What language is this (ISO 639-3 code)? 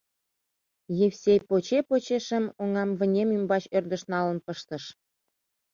chm